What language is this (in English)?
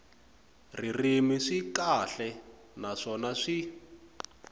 Tsonga